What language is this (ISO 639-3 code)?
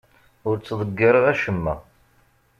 kab